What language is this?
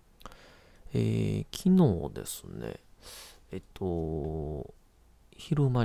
Japanese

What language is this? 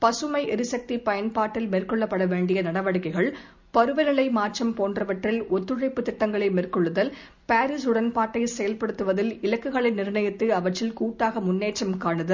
Tamil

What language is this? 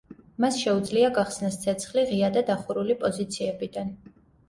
Georgian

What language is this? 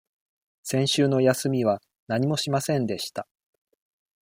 Japanese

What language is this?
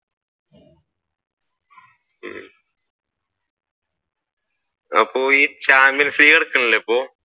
Malayalam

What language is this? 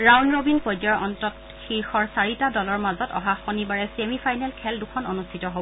Assamese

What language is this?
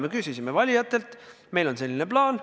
Estonian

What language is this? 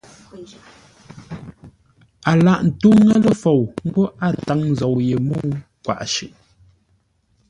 Ngombale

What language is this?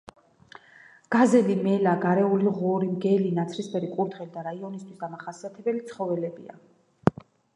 Georgian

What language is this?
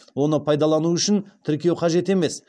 Kazakh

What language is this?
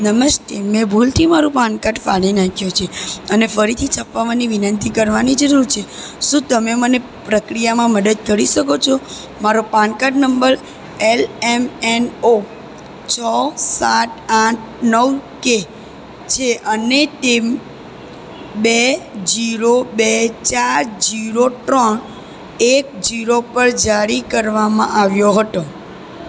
Gujarati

